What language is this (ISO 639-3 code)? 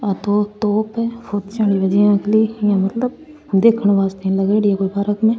raj